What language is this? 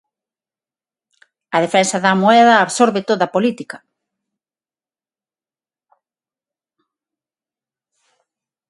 Galician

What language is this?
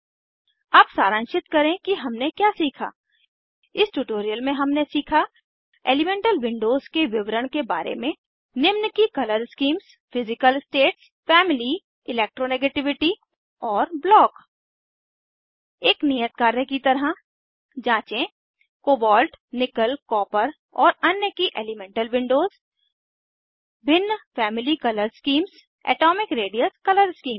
Hindi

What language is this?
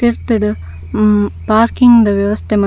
Tulu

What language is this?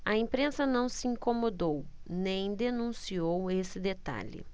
Portuguese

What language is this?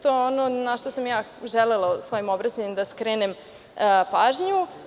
Serbian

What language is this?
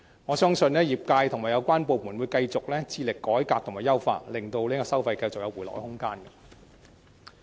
Cantonese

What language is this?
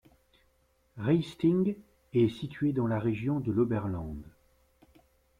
French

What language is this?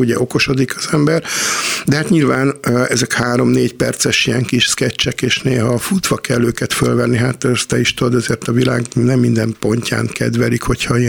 Hungarian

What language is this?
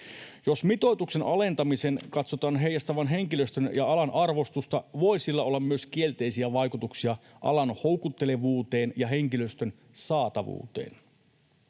Finnish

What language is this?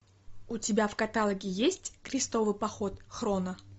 Russian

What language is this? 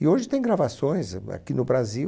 Portuguese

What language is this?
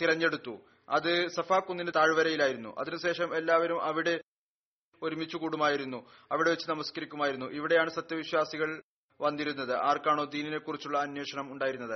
Malayalam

